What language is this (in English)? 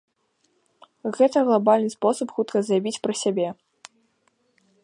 Belarusian